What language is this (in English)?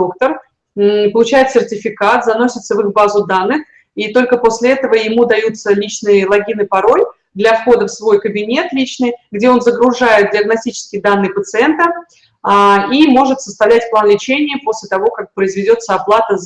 Russian